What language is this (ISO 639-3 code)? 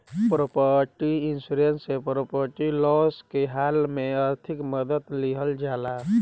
bho